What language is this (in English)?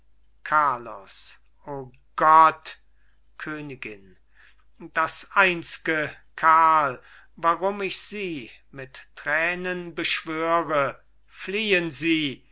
German